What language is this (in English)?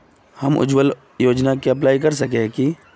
Magahi